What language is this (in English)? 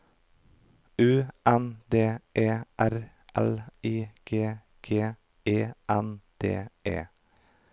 Norwegian